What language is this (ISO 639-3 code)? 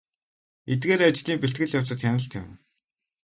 mon